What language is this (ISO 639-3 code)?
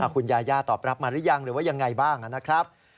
tha